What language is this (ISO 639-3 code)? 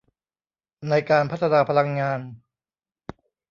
tha